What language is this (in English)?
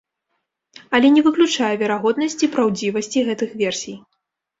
Belarusian